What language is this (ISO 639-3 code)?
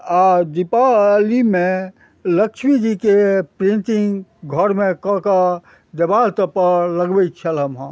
mai